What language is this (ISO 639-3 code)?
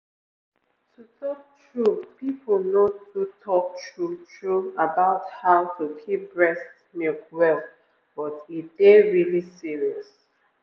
pcm